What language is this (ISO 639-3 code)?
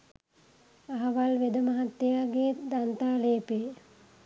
sin